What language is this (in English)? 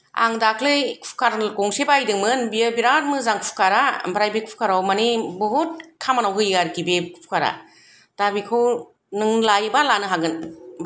Bodo